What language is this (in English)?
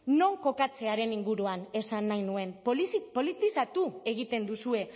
Basque